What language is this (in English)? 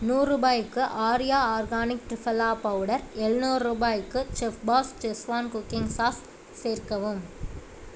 Tamil